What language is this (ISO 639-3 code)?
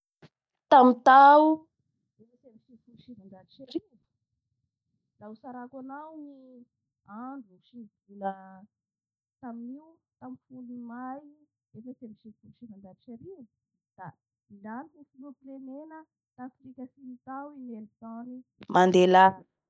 bhr